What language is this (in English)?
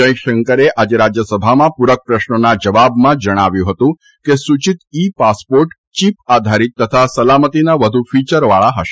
Gujarati